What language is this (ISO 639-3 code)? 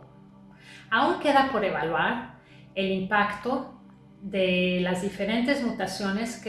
spa